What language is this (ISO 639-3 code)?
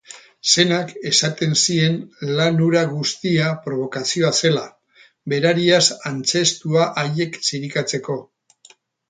eus